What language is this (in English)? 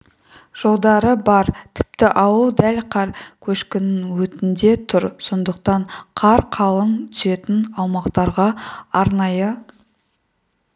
Kazakh